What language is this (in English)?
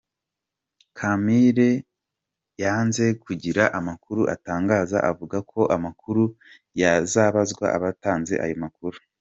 Kinyarwanda